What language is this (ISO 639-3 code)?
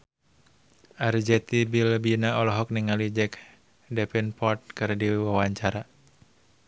sun